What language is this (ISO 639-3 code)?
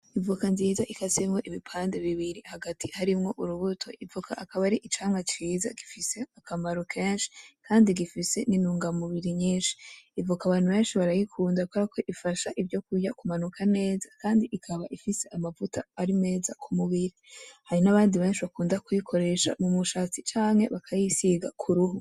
run